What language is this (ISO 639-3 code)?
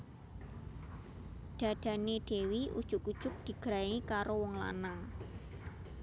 jav